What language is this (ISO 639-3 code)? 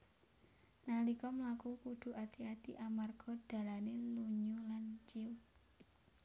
jav